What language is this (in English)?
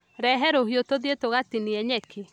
Kikuyu